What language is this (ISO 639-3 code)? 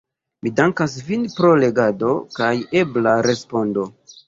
epo